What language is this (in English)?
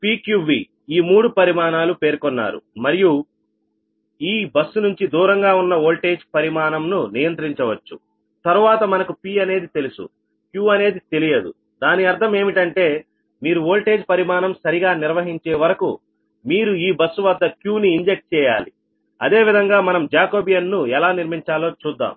Telugu